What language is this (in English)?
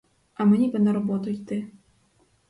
Ukrainian